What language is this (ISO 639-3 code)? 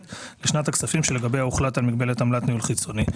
heb